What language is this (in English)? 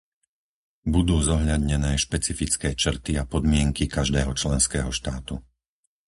Slovak